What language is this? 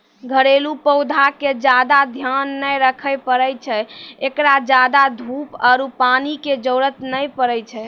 Maithili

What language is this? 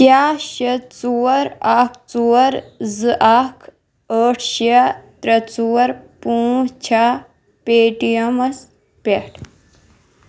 Kashmiri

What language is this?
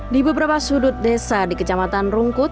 Indonesian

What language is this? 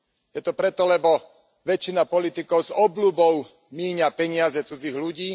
Slovak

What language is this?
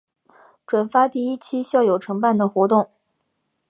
Chinese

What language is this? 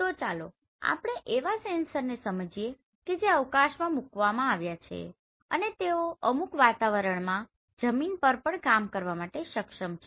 Gujarati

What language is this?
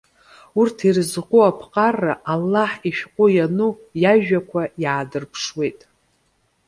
Abkhazian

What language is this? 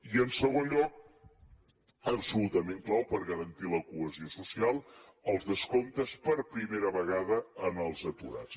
Catalan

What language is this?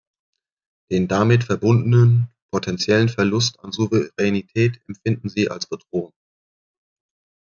German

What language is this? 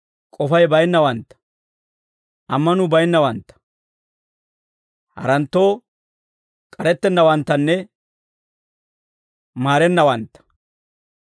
Dawro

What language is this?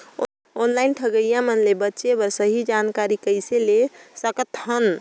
Chhattisgarhi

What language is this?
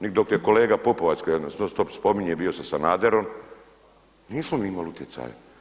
Croatian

